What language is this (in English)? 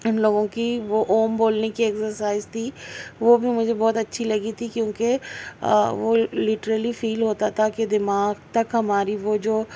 Urdu